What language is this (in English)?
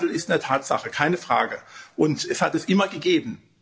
German